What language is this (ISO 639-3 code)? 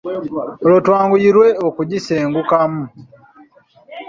lug